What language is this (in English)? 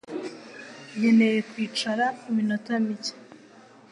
Kinyarwanda